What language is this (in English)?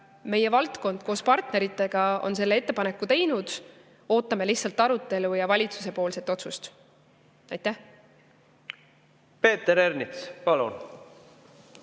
Estonian